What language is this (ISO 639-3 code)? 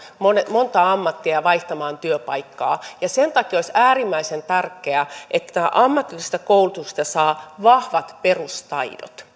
fin